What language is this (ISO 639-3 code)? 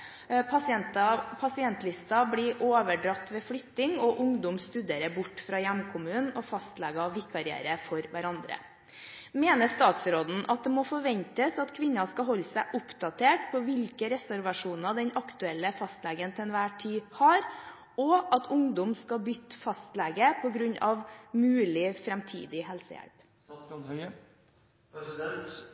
nob